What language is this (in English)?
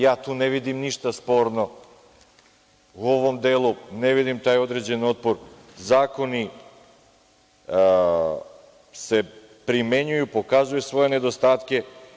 Serbian